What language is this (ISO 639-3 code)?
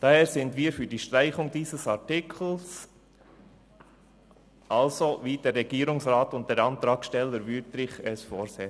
gsw